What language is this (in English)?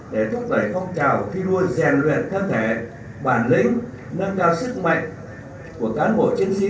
Vietnamese